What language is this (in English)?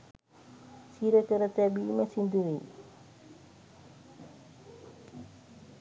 Sinhala